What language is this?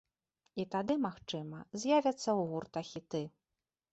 Belarusian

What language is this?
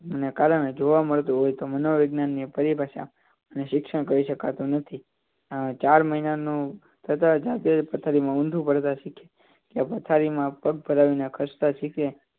Gujarati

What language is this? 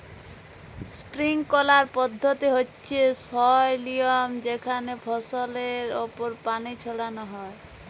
Bangla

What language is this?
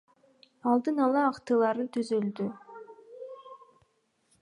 Kyrgyz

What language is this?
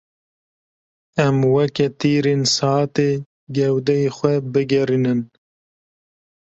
Kurdish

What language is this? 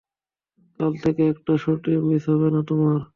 Bangla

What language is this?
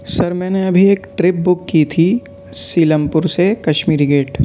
Urdu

